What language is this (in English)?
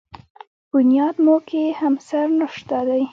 Pashto